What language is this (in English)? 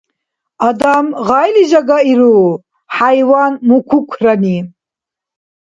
Dargwa